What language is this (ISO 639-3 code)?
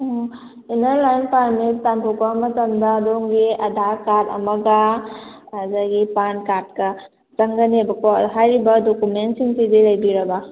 mni